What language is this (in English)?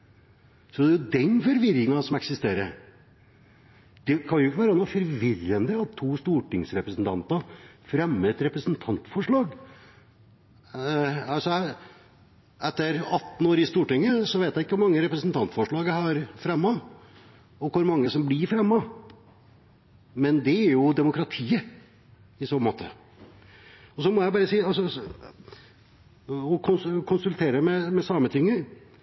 Norwegian Bokmål